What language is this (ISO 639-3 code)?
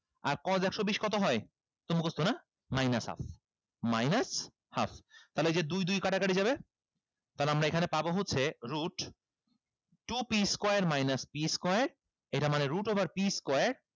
ben